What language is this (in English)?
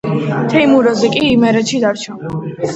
Georgian